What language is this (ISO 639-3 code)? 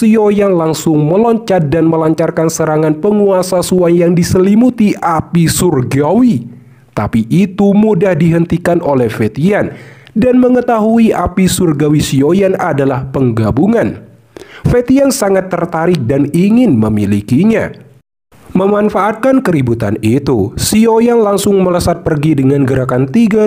ind